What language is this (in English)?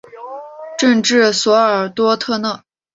Chinese